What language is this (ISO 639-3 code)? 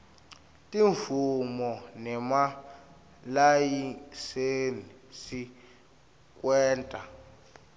ssw